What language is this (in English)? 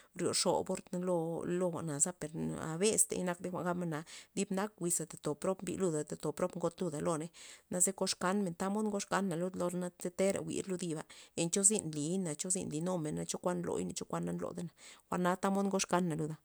Loxicha Zapotec